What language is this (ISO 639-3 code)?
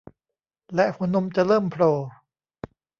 tha